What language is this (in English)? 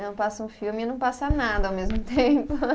Portuguese